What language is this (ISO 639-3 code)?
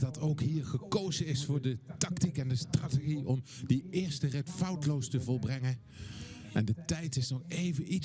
nld